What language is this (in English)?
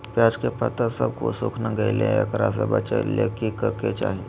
Magahi